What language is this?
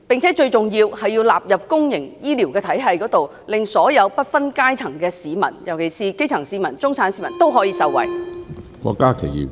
Cantonese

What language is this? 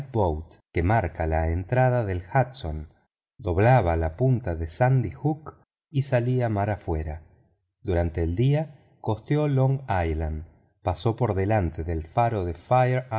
Spanish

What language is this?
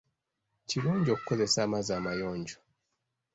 Ganda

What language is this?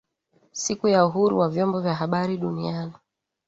Swahili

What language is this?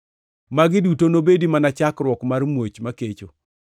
Luo (Kenya and Tanzania)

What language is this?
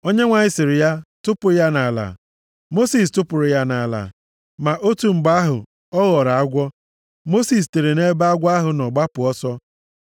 Igbo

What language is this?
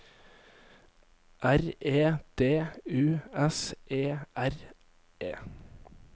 Norwegian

